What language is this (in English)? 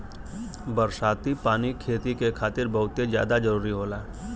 Bhojpuri